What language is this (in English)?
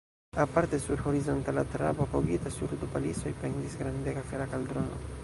Esperanto